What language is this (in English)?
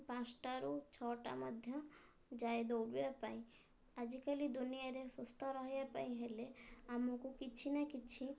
Odia